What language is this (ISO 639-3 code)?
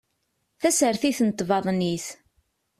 kab